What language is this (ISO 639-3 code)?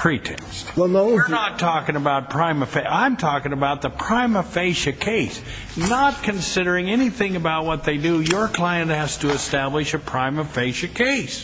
eng